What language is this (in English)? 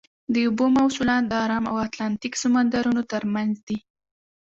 Pashto